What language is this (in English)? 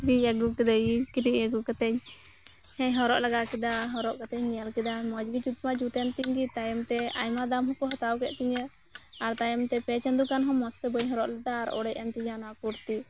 Santali